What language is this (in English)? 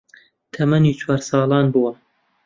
Central Kurdish